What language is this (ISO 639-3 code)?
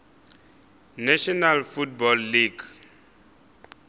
nso